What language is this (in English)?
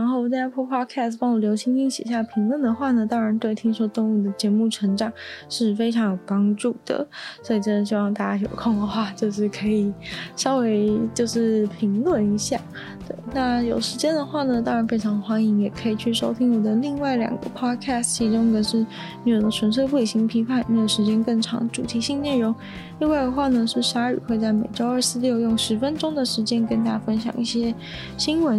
Chinese